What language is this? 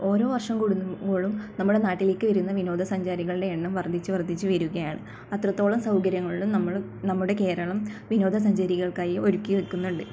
Malayalam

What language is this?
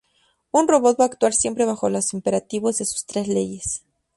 Spanish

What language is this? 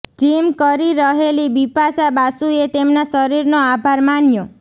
Gujarati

